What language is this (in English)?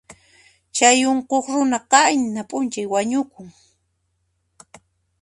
Puno Quechua